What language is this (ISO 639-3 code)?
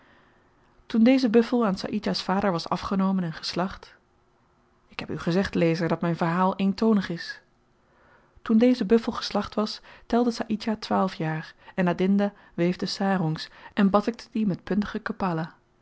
nld